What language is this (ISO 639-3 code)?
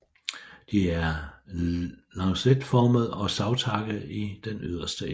dan